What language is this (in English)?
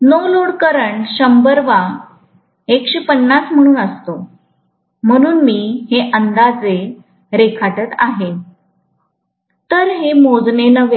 Marathi